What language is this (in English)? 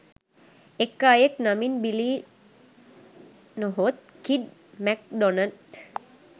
Sinhala